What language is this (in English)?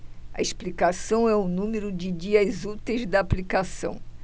Portuguese